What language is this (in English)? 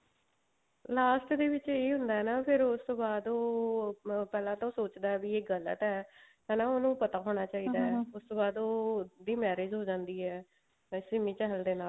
Punjabi